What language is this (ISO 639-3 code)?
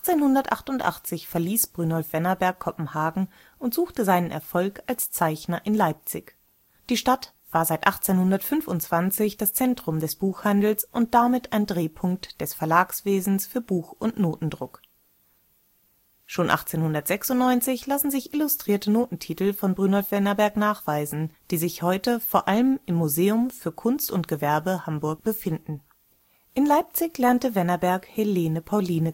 deu